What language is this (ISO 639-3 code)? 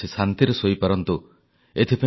ori